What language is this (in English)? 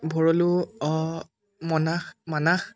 Assamese